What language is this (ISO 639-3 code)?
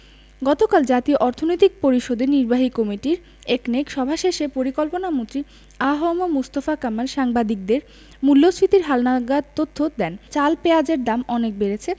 ben